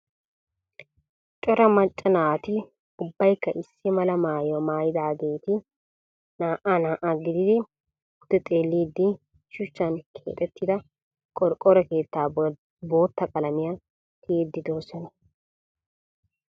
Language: Wolaytta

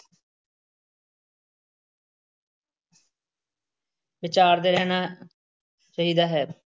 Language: Punjabi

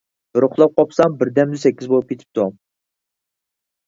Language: Uyghur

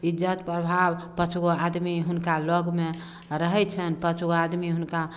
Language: Maithili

